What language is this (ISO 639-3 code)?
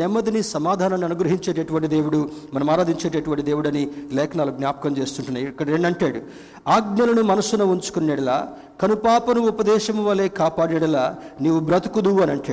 tel